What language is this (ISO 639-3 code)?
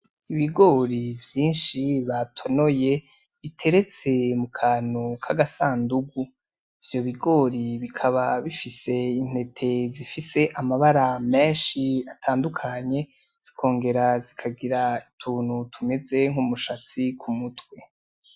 run